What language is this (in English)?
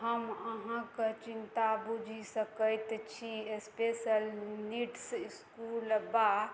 Maithili